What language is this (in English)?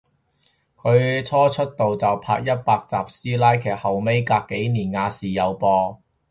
Cantonese